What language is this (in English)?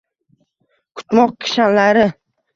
Uzbek